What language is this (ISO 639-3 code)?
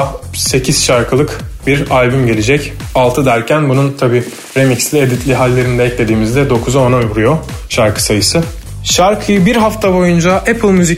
tur